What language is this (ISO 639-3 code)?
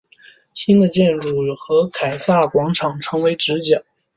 zho